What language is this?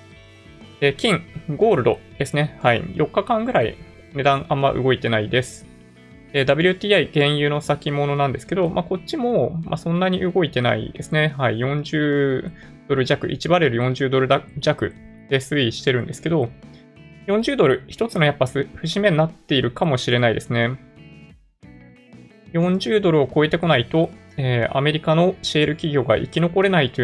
Japanese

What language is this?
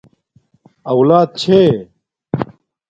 Domaaki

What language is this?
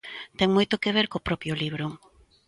Galician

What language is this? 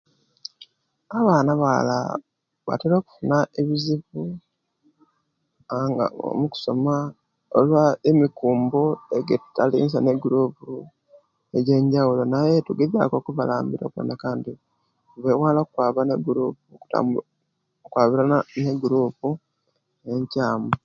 Kenyi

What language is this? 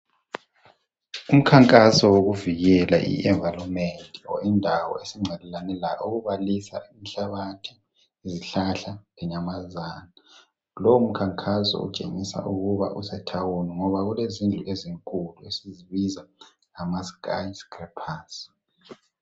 North Ndebele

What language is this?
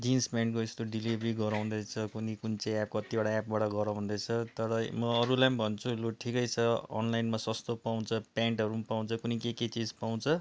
Nepali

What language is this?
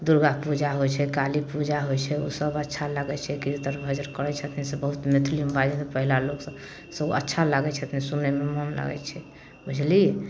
Maithili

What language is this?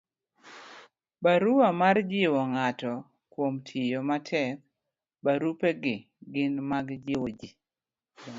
Luo (Kenya and Tanzania)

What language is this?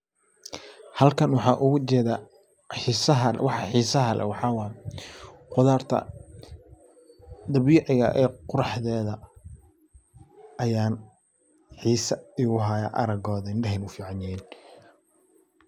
Somali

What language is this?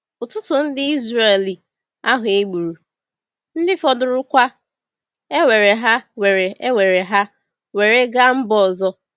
Igbo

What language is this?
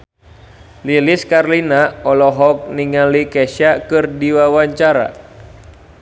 Sundanese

